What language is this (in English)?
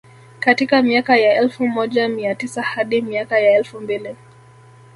Swahili